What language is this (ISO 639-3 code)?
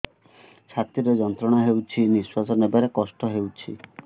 ori